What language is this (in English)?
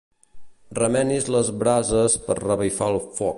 Catalan